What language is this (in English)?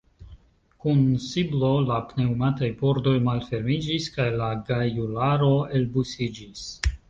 Esperanto